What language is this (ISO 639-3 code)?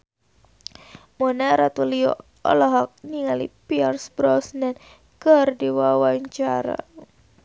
sun